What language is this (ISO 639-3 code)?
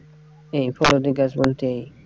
ben